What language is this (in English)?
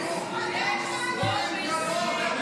Hebrew